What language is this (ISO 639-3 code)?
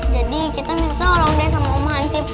ind